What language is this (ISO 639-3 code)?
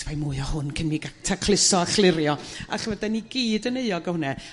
cym